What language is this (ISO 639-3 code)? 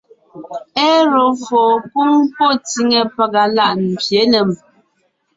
nnh